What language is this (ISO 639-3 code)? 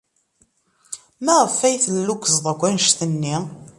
kab